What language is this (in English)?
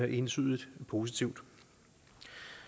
Danish